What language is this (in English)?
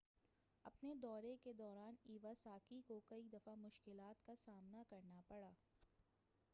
Urdu